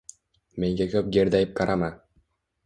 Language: Uzbek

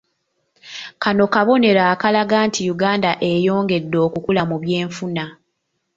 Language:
Ganda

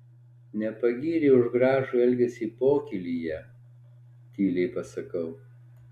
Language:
Lithuanian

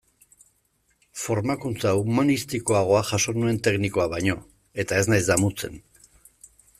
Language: Basque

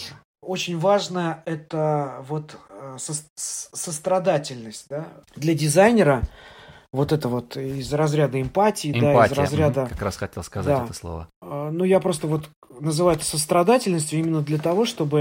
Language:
Russian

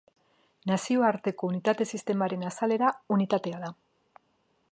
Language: Basque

